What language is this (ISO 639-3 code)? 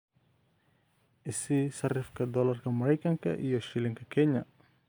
som